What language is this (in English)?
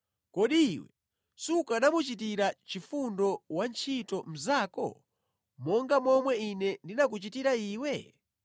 Nyanja